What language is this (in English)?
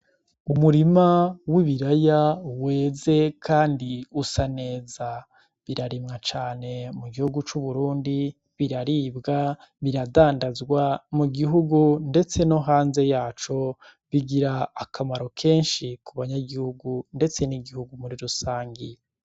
Rundi